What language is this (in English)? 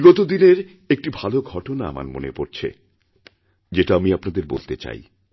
Bangla